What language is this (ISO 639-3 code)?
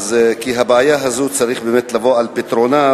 heb